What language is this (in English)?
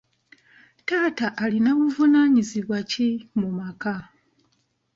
Ganda